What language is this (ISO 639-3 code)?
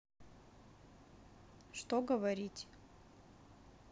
rus